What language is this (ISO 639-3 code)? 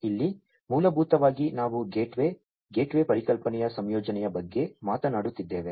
kan